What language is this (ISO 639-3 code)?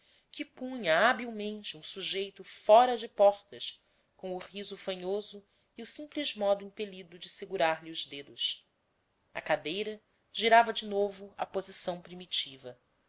por